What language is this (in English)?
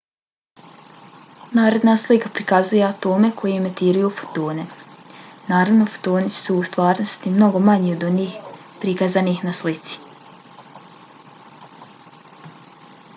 Bosnian